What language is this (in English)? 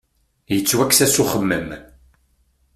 Kabyle